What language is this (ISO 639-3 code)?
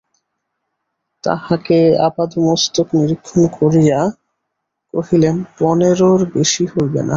ben